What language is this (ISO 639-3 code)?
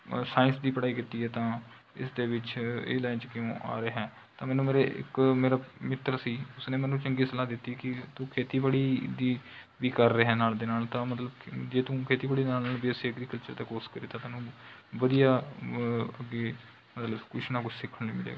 pan